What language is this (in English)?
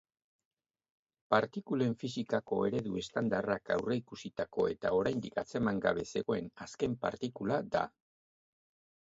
Basque